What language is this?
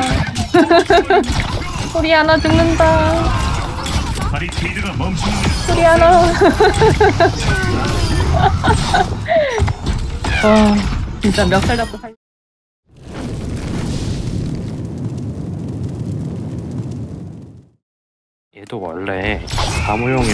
Korean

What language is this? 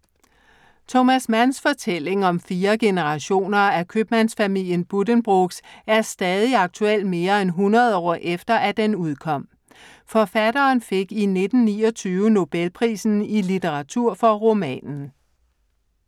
Danish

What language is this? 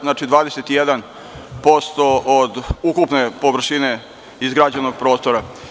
Serbian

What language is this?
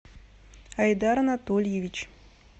Russian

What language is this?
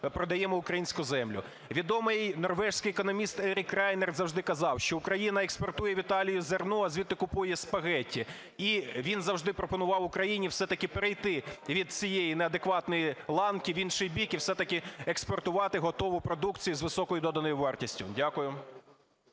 Ukrainian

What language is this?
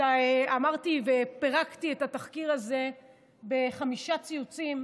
Hebrew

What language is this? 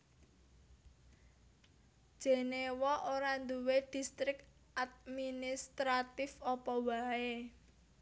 Javanese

